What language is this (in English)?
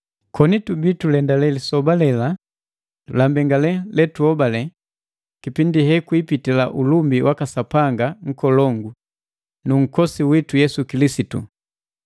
Matengo